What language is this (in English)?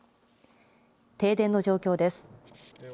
Japanese